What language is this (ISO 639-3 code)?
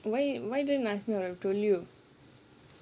eng